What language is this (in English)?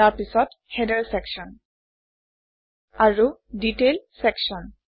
Assamese